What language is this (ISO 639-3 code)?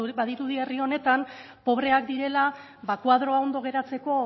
eus